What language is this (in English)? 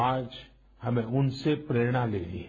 Hindi